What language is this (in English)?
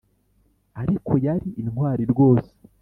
Kinyarwanda